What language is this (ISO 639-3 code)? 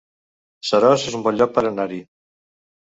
cat